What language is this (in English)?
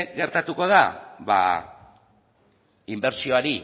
Basque